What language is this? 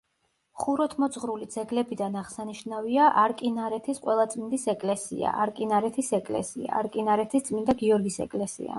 Georgian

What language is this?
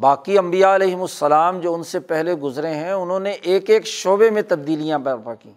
Urdu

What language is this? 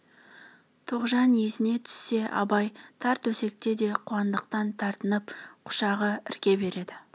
Kazakh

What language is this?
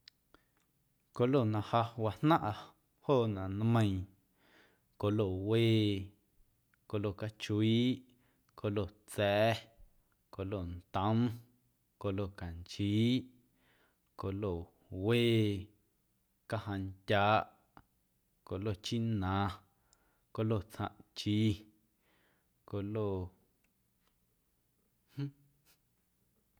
Guerrero Amuzgo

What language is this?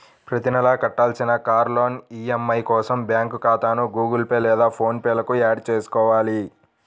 Telugu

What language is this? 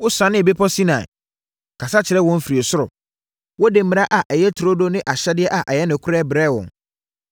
Akan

